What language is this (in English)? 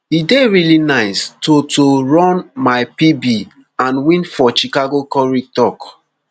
Nigerian Pidgin